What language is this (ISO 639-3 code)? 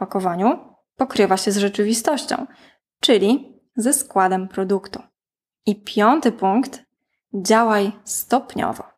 pol